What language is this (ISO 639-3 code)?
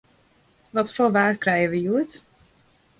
fry